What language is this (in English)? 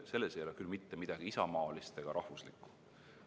Estonian